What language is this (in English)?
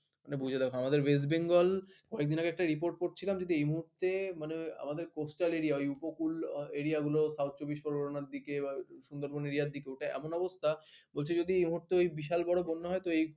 Bangla